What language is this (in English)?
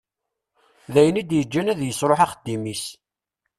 Kabyle